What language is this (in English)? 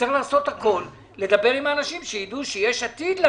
Hebrew